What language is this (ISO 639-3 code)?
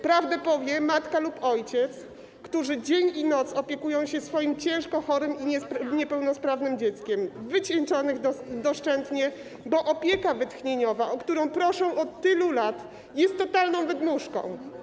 pol